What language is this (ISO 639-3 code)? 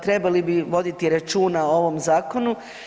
hrv